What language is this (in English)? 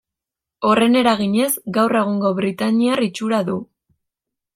Basque